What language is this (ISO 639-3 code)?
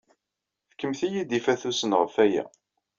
kab